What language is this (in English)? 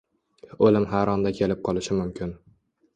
Uzbek